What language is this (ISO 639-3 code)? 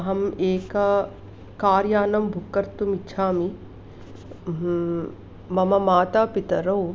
san